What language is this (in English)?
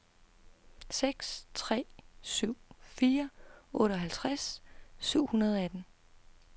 Danish